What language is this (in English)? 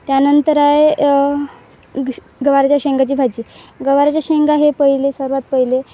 Marathi